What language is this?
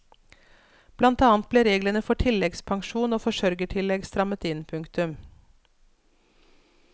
Norwegian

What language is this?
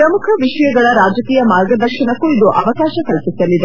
Kannada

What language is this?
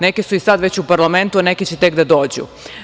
Serbian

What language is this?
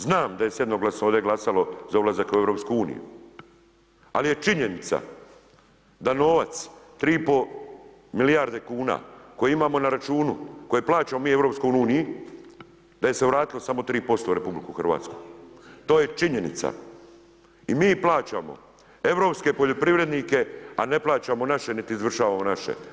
Croatian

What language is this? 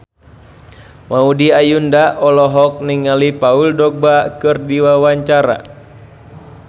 Sundanese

